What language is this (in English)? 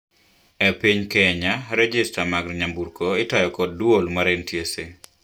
Luo (Kenya and Tanzania)